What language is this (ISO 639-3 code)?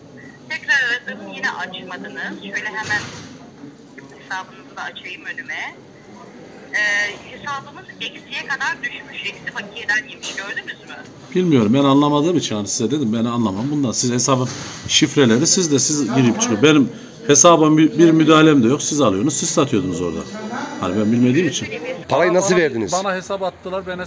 tur